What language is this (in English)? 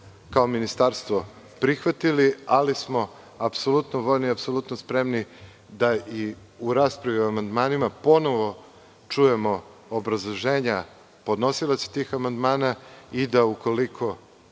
Serbian